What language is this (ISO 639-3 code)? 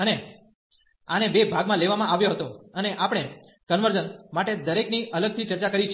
guj